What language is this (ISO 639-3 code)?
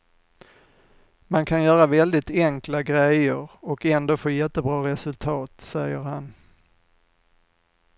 swe